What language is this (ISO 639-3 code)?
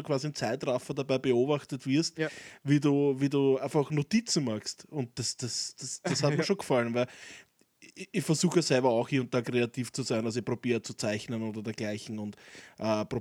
deu